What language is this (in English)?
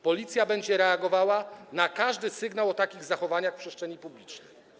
Polish